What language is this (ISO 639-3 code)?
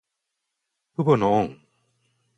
jpn